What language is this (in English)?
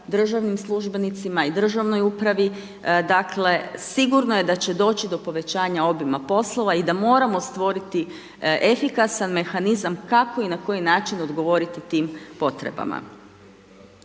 Croatian